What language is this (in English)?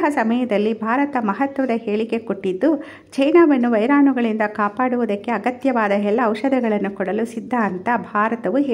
Arabic